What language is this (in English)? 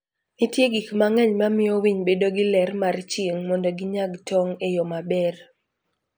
Luo (Kenya and Tanzania)